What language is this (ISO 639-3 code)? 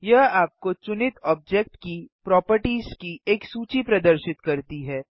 hin